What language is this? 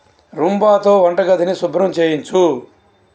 Telugu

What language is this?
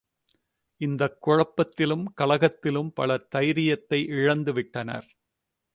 Tamil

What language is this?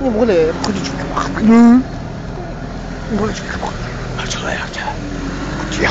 Italian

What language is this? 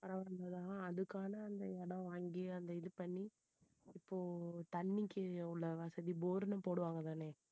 Tamil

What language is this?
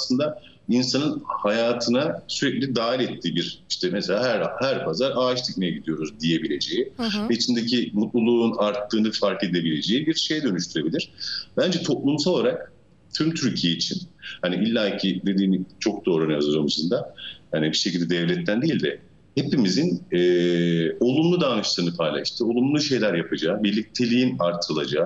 Turkish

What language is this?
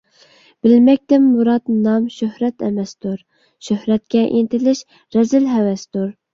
Uyghur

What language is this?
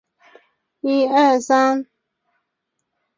Chinese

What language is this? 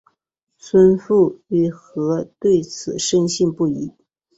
Chinese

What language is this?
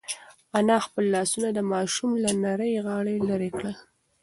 Pashto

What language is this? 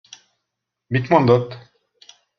Hungarian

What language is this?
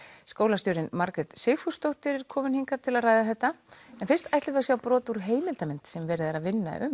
Icelandic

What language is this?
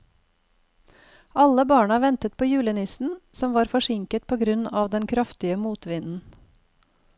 Norwegian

